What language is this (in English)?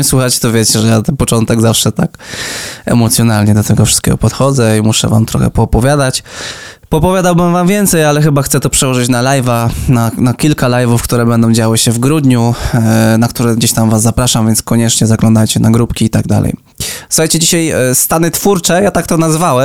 Polish